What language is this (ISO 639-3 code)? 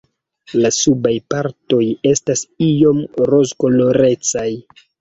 epo